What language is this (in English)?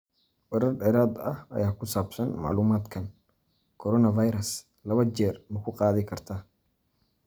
Somali